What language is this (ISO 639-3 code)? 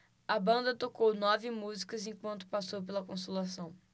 por